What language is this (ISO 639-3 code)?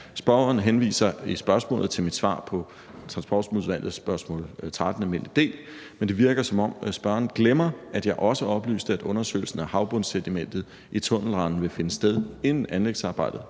dan